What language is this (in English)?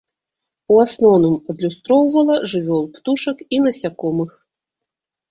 Belarusian